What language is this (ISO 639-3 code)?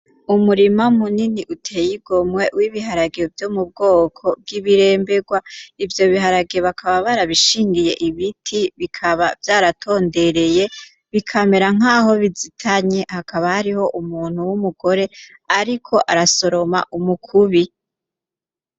run